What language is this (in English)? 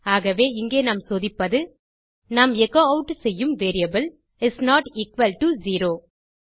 Tamil